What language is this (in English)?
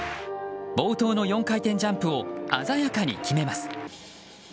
Japanese